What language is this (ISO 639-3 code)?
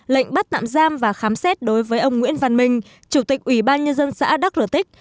vie